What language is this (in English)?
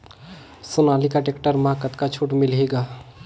Chhattisgarhi